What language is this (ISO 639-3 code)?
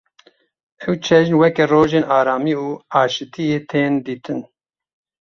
kur